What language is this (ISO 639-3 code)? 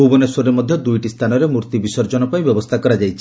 ori